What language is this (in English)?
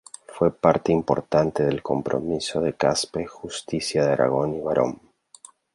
Spanish